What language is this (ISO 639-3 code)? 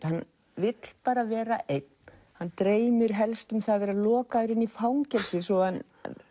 isl